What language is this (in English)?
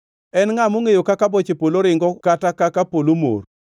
Luo (Kenya and Tanzania)